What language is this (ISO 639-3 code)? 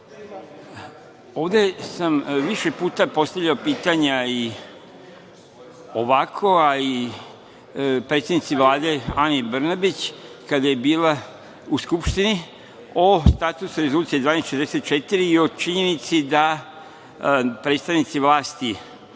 srp